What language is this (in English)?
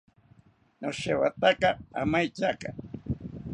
South Ucayali Ashéninka